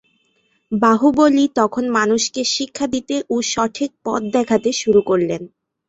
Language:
Bangla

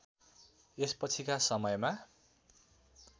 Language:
Nepali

